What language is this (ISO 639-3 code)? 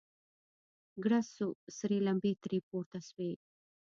pus